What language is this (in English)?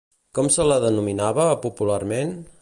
Catalan